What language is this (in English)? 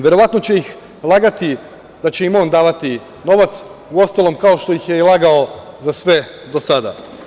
Serbian